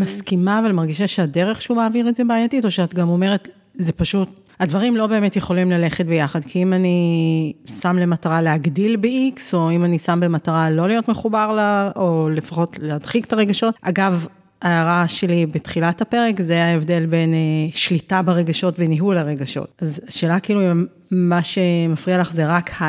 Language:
Hebrew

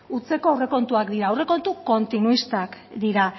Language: Basque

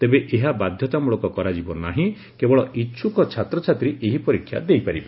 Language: Odia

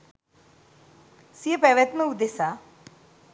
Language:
Sinhala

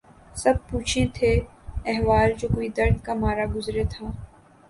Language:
Urdu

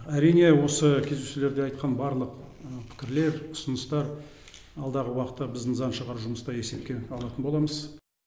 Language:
Kazakh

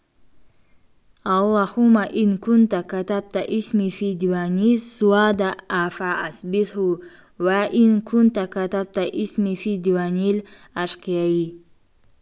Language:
Kazakh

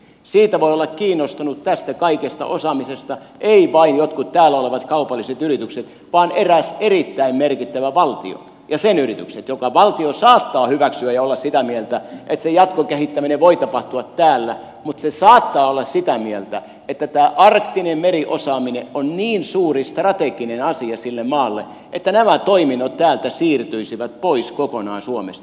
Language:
Finnish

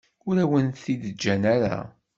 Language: Kabyle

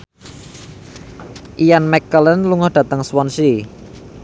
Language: Javanese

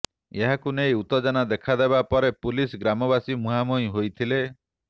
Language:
Odia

